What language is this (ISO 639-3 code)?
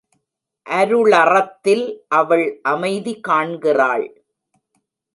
tam